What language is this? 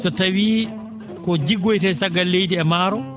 Fula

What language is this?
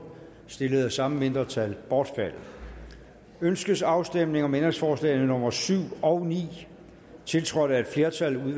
Danish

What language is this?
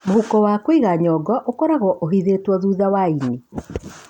Kikuyu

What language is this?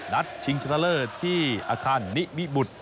Thai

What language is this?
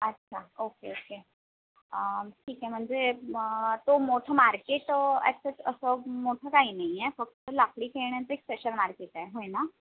Marathi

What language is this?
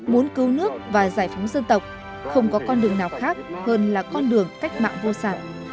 Vietnamese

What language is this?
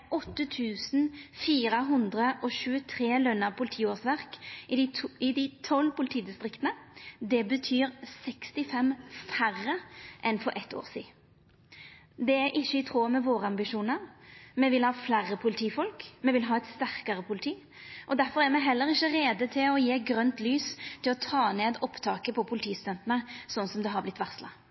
Norwegian Nynorsk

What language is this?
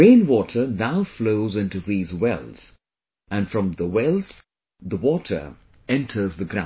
English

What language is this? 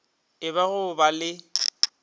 Northern Sotho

